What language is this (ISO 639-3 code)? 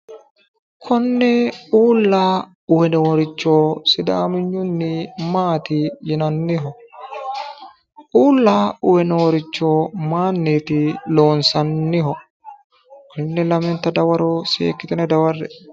sid